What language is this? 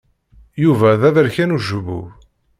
Kabyle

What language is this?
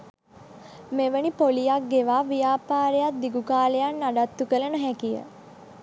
Sinhala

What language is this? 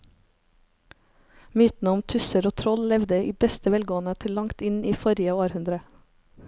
Norwegian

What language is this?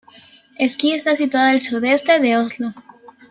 Spanish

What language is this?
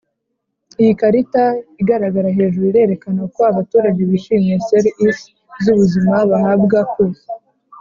Kinyarwanda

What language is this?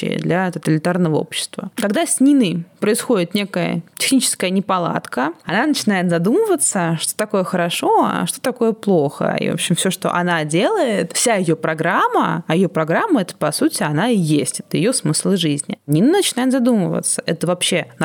Russian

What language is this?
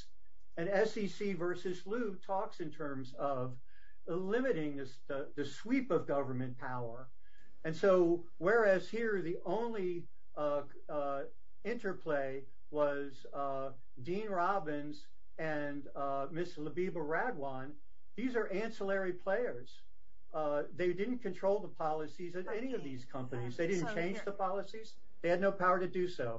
English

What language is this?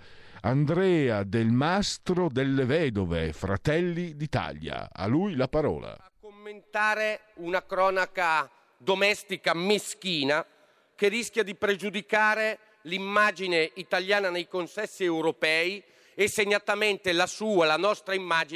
Italian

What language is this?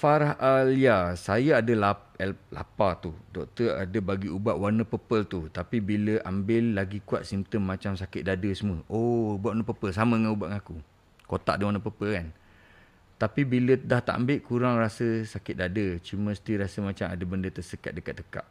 Malay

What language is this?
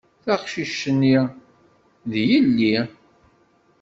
Kabyle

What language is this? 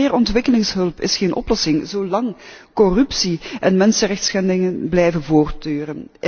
Dutch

